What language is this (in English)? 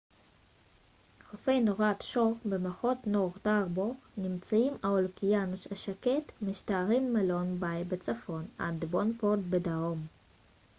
Hebrew